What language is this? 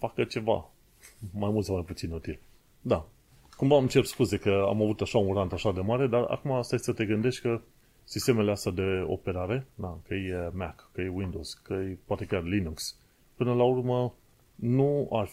Romanian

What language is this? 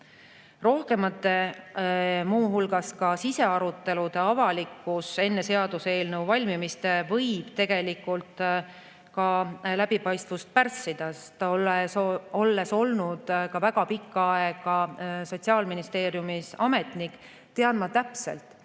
Estonian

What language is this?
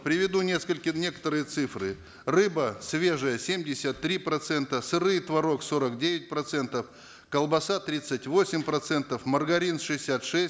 Kazakh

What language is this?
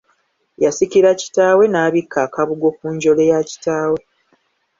Ganda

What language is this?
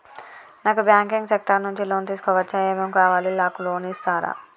Telugu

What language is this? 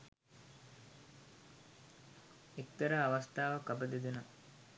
Sinhala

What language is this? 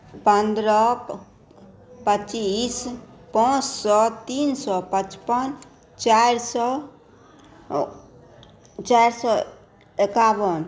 Maithili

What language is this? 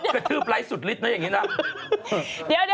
Thai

